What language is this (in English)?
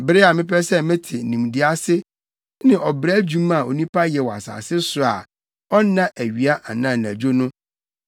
Akan